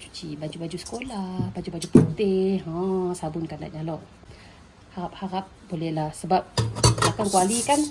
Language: Malay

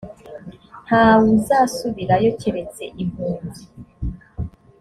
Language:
Kinyarwanda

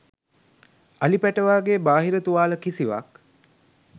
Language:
Sinhala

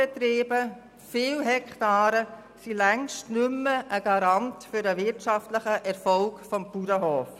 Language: Swiss German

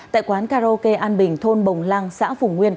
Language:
Vietnamese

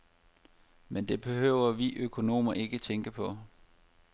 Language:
Danish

